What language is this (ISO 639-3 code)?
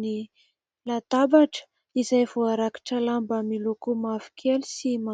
mlg